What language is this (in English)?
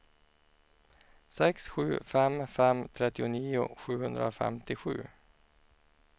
Swedish